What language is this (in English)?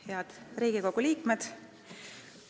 Estonian